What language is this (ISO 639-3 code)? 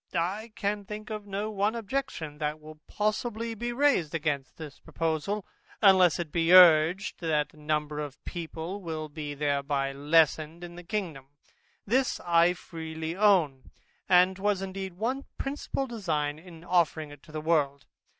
eng